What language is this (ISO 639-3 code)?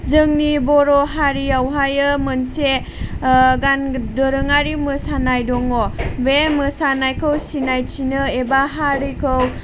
brx